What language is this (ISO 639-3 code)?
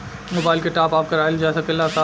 bho